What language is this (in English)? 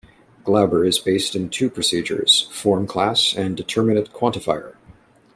English